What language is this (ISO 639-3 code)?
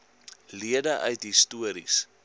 afr